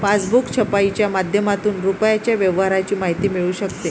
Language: Marathi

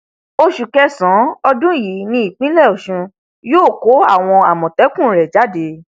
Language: Yoruba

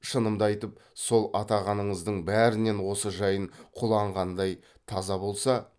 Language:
Kazakh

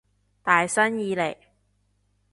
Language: Cantonese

